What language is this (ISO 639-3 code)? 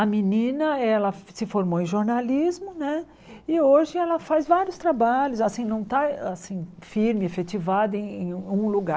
por